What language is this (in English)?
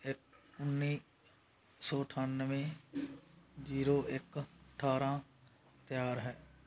Punjabi